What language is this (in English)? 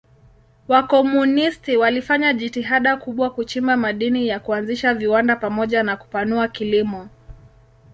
Swahili